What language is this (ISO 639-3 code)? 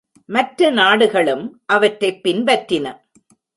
tam